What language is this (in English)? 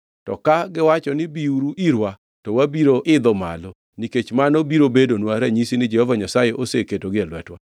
Luo (Kenya and Tanzania)